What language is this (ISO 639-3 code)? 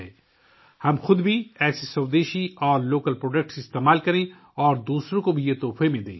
urd